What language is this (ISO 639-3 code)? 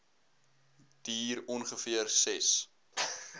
afr